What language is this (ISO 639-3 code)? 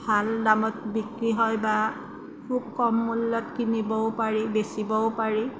asm